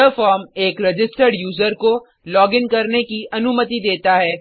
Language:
Hindi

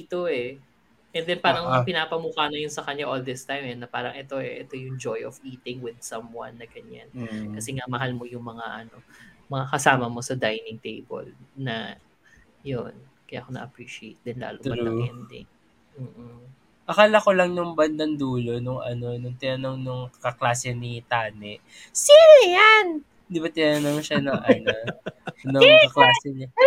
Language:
Filipino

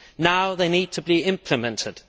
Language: English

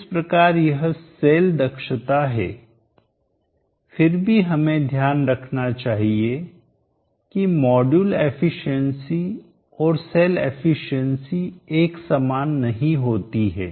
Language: Hindi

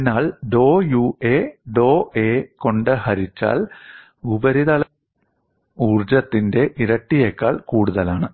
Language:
Malayalam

